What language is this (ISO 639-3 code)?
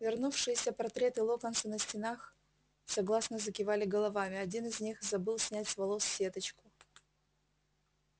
rus